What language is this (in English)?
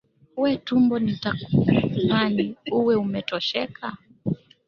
Swahili